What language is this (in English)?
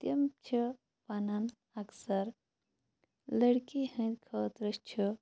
Kashmiri